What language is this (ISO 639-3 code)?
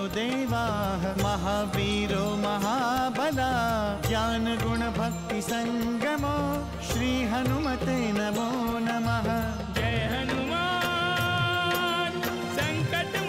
hin